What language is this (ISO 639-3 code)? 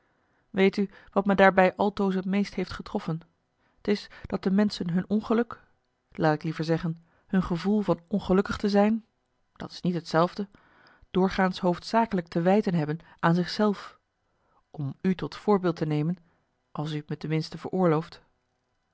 nld